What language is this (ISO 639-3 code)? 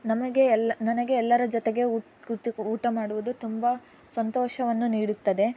kan